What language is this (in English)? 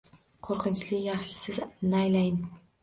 Uzbek